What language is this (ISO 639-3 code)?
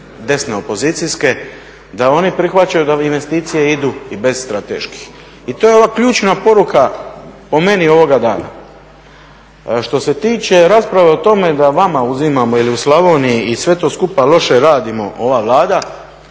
hrv